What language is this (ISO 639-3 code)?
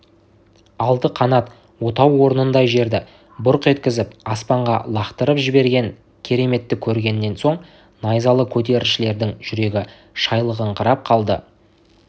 kaz